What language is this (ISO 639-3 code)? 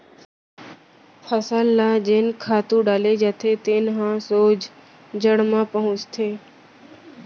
hne